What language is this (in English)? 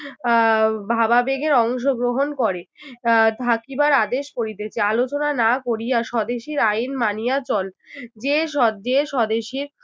Bangla